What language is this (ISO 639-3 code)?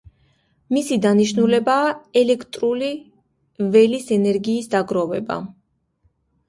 kat